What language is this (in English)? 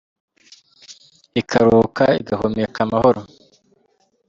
Kinyarwanda